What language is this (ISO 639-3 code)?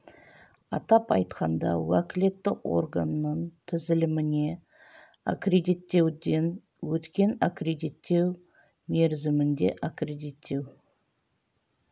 kaz